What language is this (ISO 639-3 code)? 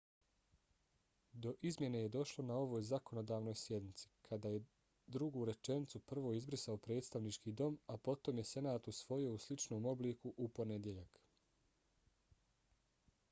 bos